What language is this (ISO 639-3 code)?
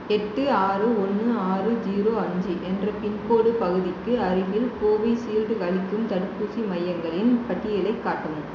tam